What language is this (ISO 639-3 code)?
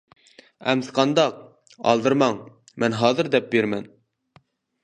uig